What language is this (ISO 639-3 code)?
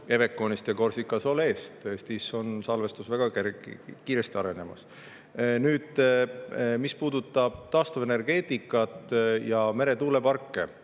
est